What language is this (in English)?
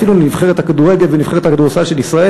Hebrew